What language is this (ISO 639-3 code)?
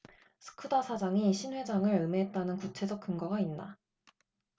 kor